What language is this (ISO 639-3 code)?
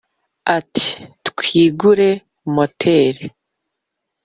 kin